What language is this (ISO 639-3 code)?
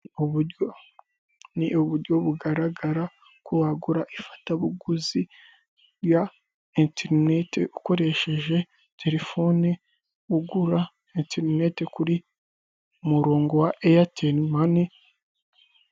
kin